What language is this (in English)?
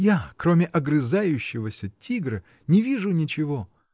Russian